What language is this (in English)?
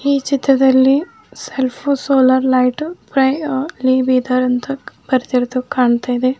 Kannada